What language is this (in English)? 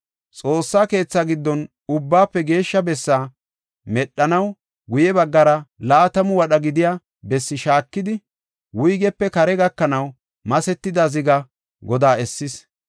Gofa